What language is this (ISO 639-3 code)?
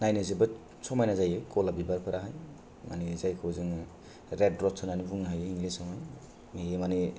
brx